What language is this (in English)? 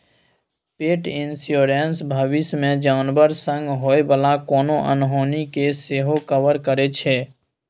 Maithili